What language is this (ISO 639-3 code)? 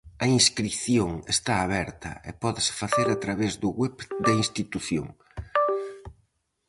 glg